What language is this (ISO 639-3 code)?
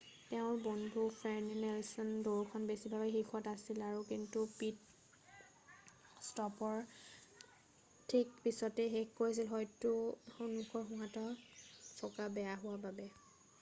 asm